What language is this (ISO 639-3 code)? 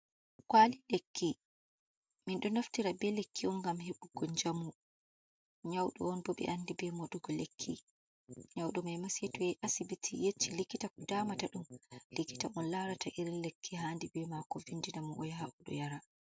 ful